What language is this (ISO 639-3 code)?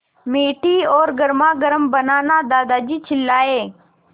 hin